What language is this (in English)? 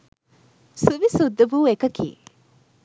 Sinhala